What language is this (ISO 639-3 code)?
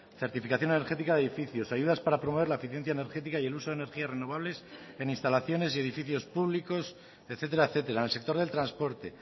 spa